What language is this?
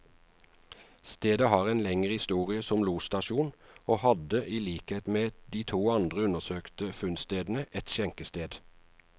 Norwegian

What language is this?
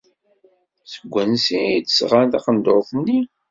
Kabyle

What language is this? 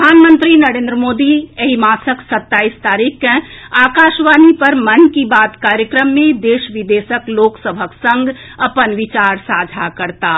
Maithili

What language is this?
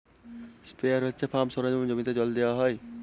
Bangla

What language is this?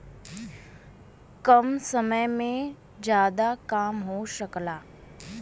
Bhojpuri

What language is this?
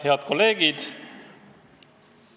Estonian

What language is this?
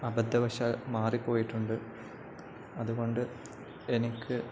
Malayalam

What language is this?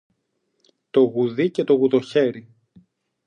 Greek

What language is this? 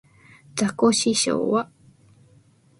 Japanese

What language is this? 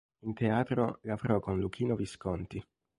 Italian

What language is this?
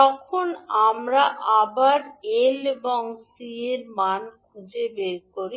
Bangla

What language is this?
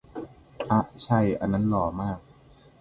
Thai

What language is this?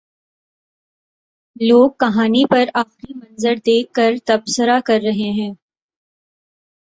Urdu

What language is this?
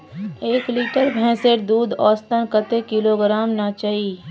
Magahi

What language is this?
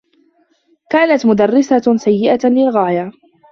Arabic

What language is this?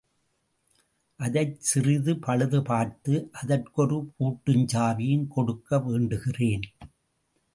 Tamil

